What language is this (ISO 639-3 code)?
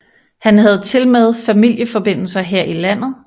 dan